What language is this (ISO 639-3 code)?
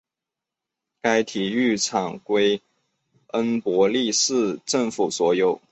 zho